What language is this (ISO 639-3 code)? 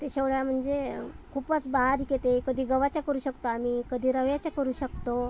mar